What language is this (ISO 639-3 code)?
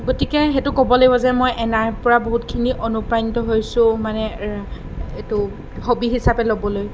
asm